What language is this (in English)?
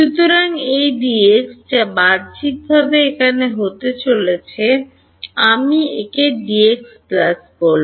Bangla